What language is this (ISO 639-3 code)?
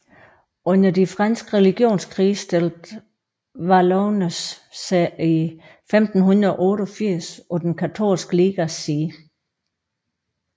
dan